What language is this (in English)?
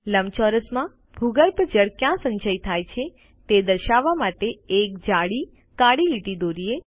Gujarati